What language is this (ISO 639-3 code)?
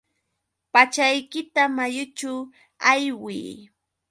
qux